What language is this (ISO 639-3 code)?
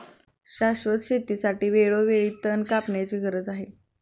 mar